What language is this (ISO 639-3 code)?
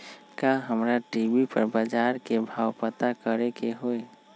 mag